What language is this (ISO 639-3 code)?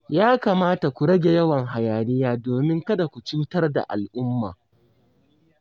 hau